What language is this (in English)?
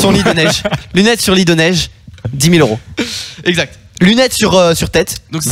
French